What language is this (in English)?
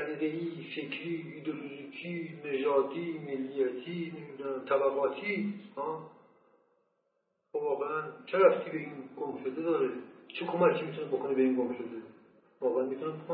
Persian